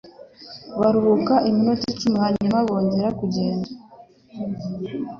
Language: Kinyarwanda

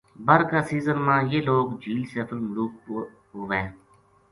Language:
Gujari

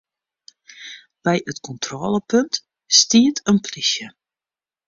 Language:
Western Frisian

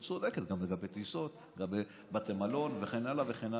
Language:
Hebrew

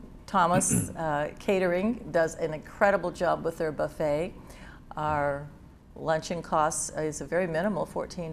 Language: English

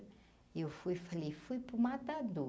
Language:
Portuguese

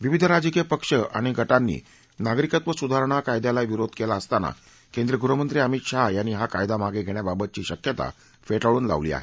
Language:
Marathi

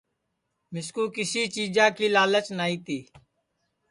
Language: Sansi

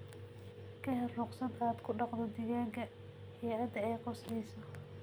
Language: Somali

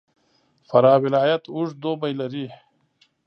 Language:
Pashto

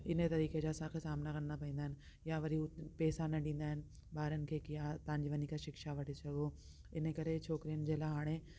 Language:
Sindhi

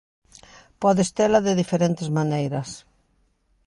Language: Galician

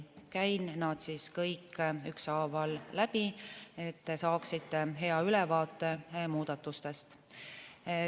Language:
Estonian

